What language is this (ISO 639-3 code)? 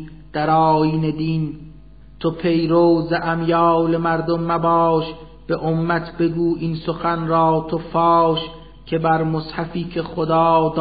fas